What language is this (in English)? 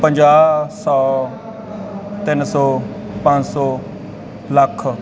Punjabi